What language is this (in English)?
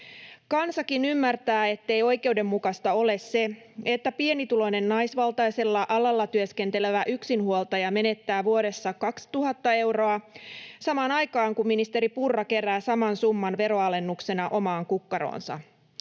Finnish